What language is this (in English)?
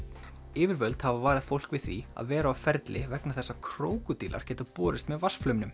Icelandic